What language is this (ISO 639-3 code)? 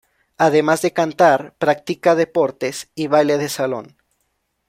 spa